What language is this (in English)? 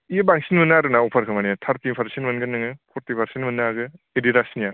Bodo